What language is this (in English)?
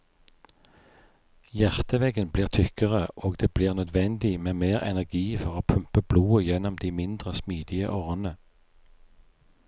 Norwegian